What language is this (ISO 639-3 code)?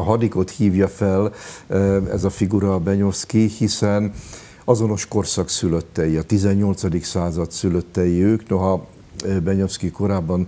hun